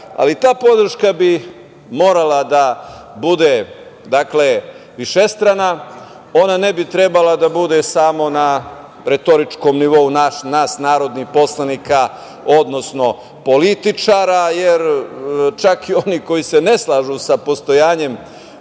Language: Serbian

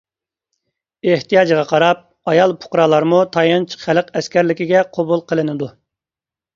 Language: Uyghur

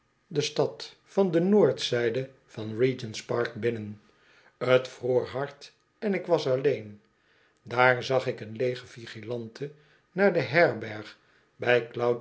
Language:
Dutch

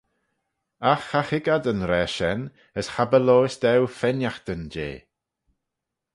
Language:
Manx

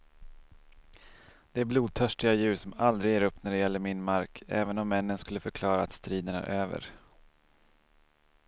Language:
Swedish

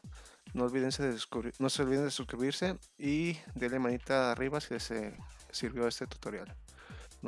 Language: Spanish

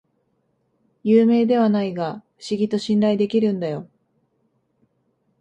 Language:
Japanese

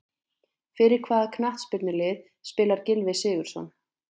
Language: Icelandic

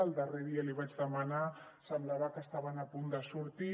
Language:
Catalan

